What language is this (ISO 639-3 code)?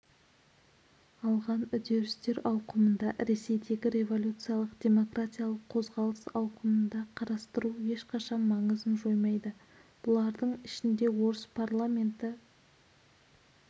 kaz